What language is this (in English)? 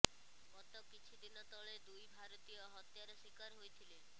Odia